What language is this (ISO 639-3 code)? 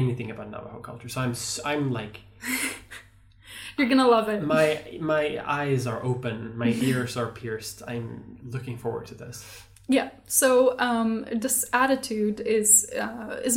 eng